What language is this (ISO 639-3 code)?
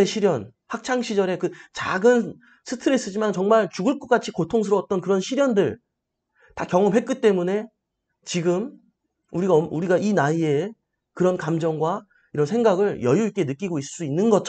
kor